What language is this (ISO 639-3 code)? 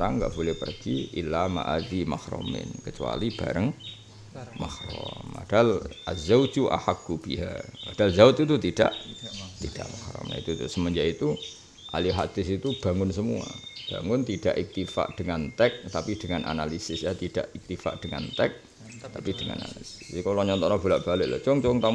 ind